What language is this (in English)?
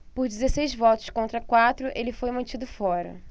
Portuguese